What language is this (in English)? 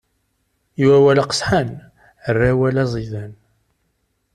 Kabyle